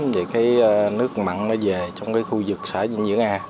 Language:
Vietnamese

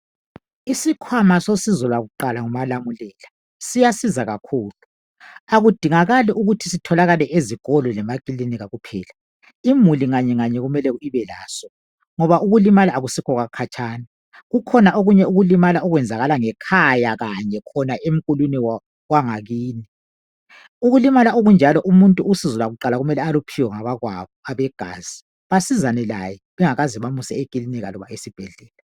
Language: North Ndebele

